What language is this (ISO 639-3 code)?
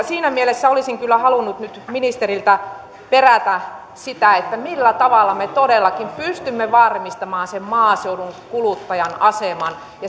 fin